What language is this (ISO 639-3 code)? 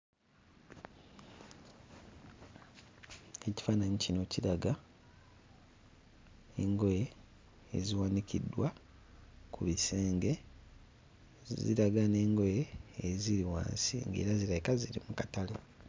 lug